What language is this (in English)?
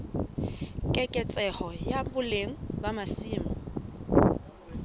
Southern Sotho